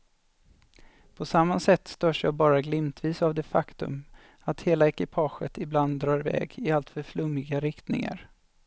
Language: Swedish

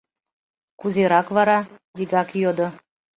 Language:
Mari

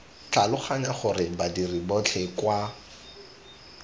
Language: Tswana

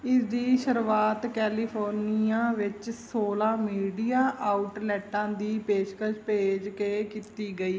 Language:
Punjabi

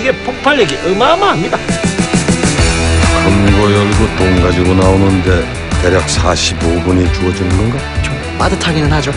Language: Korean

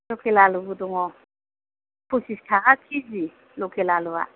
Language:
Bodo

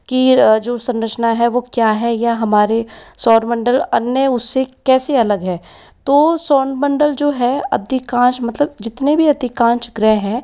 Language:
Hindi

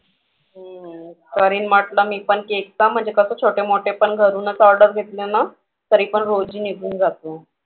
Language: Marathi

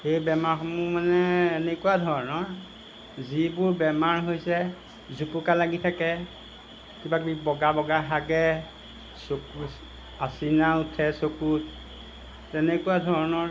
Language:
Assamese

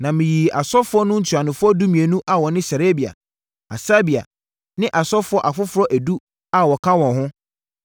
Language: Akan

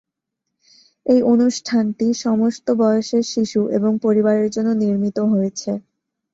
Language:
Bangla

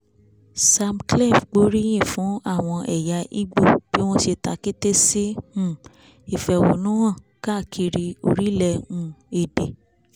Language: Yoruba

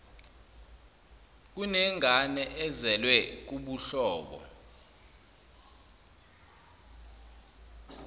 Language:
Zulu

